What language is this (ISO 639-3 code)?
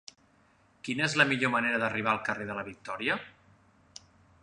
cat